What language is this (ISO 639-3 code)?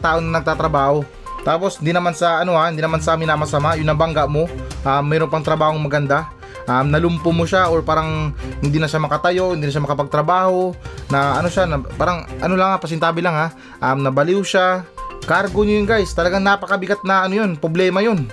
fil